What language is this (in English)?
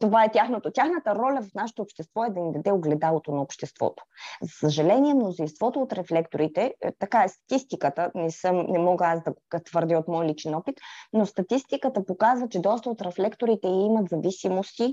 Bulgarian